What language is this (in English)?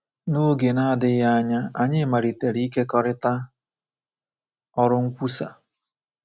Igbo